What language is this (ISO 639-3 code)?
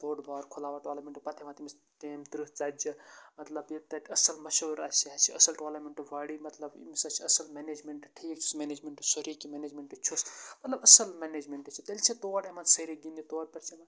kas